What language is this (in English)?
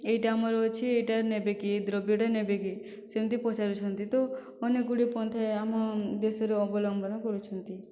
Odia